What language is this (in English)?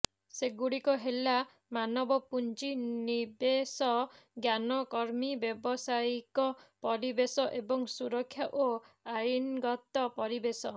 Odia